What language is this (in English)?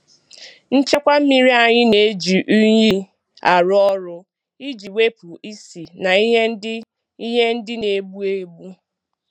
Igbo